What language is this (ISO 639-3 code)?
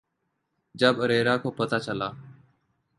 urd